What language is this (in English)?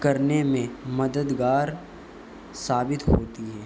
Urdu